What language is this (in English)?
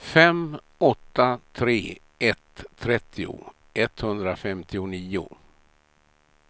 Swedish